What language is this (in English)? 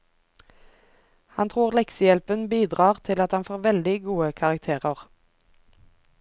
Norwegian